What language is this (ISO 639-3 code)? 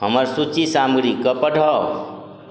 mai